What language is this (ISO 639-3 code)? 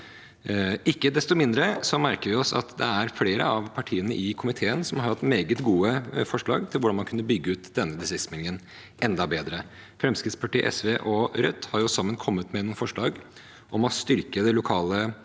nor